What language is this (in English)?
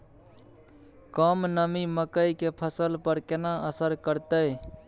Maithili